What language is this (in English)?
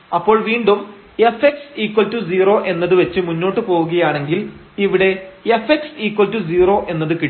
Malayalam